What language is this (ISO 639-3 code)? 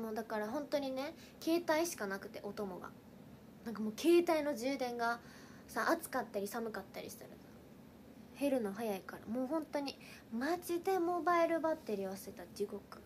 jpn